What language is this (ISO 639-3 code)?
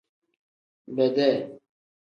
kdh